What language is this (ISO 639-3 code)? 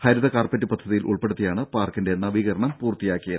mal